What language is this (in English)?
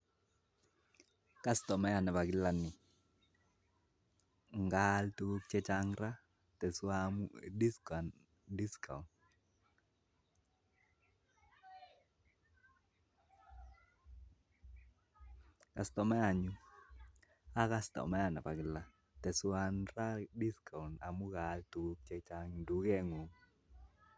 Kalenjin